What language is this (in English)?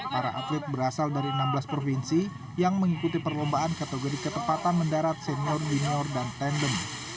Indonesian